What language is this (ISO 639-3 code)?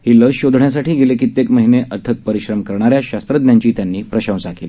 mar